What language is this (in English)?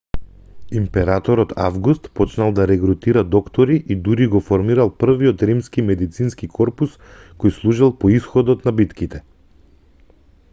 Macedonian